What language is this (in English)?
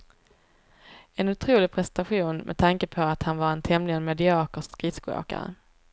Swedish